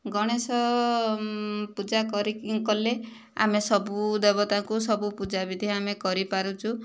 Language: Odia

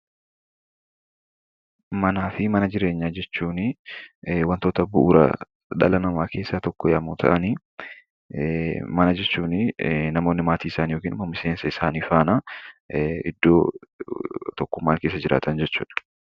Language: Oromo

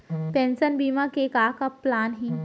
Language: Chhattisgarhi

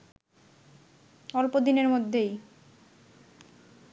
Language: Bangla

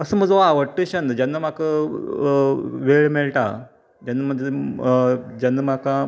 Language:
Konkani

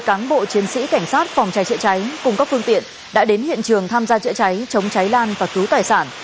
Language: Vietnamese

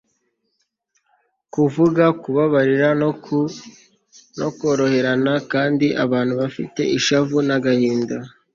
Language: Kinyarwanda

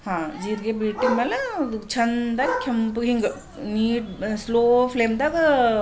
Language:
Kannada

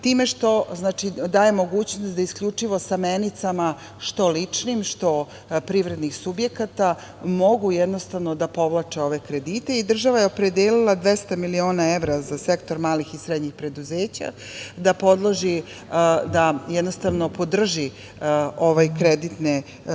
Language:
Serbian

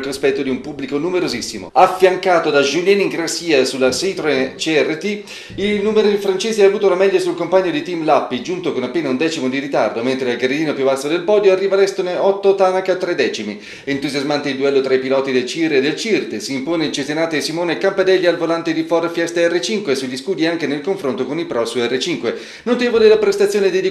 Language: Italian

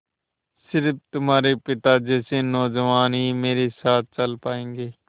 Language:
Hindi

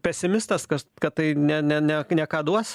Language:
Lithuanian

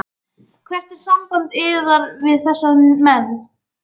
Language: Icelandic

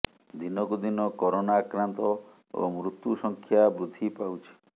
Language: Odia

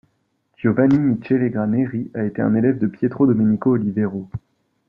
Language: French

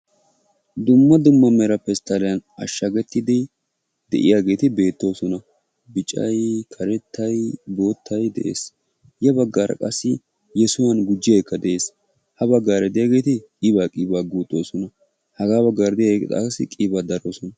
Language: Wolaytta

